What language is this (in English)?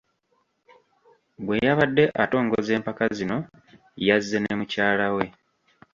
Ganda